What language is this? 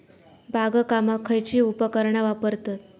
Marathi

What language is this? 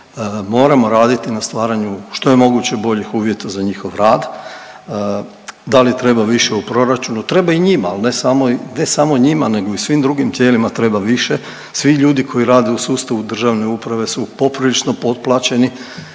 Croatian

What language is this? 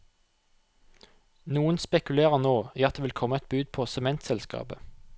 Norwegian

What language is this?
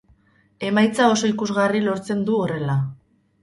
Basque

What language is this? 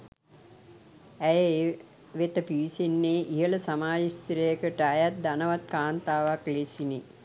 Sinhala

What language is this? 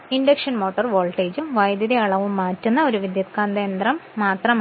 Malayalam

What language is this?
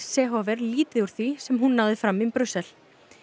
Icelandic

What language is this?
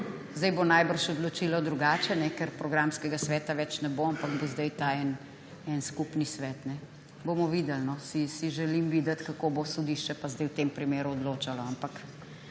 Slovenian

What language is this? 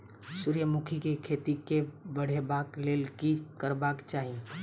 Maithili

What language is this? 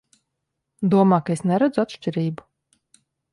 Latvian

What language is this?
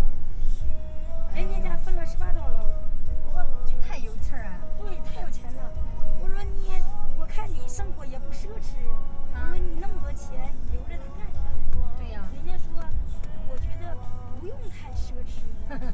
Chinese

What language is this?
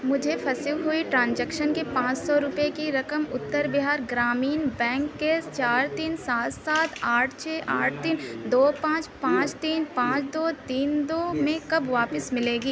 Urdu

